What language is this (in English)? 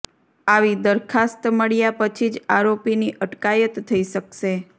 Gujarati